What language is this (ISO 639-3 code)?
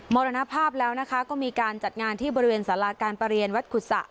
tha